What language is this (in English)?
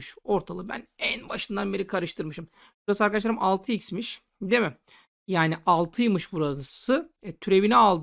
Turkish